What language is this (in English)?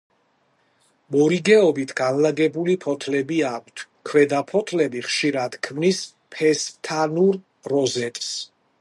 Georgian